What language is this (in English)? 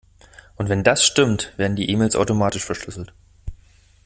German